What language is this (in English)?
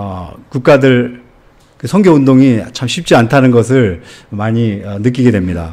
Korean